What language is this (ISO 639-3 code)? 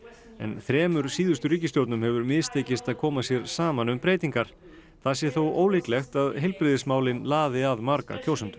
isl